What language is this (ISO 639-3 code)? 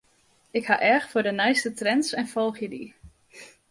fry